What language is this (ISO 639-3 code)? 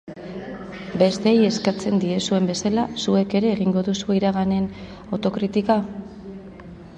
eus